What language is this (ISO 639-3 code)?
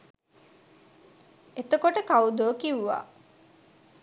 sin